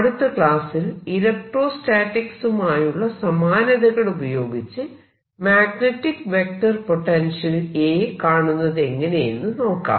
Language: Malayalam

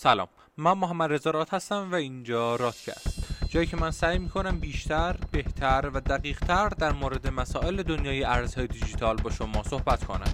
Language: Persian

